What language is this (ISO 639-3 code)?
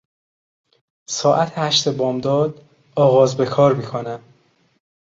fas